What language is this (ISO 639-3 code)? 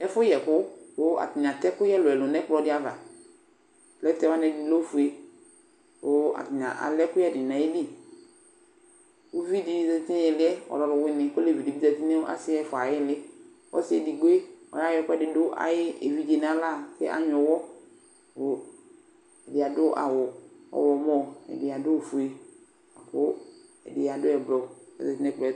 kpo